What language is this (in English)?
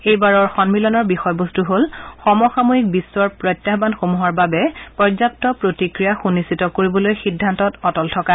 Assamese